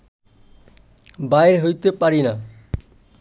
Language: Bangla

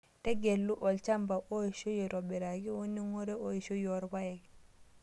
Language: Masai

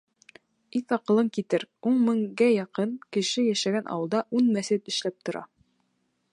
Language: Bashkir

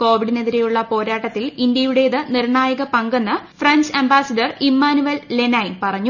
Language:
Malayalam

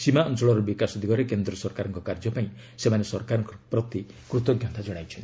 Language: Odia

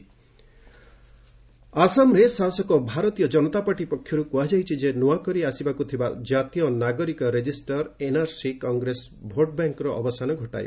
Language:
Odia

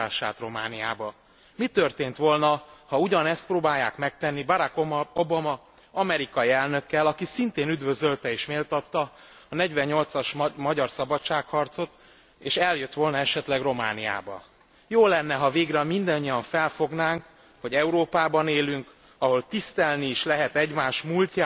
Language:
Hungarian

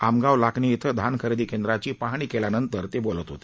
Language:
Marathi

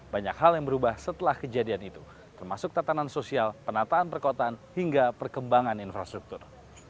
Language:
Indonesian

